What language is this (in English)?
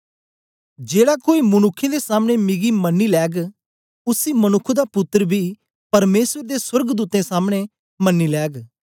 Dogri